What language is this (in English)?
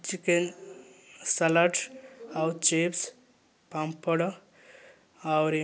Odia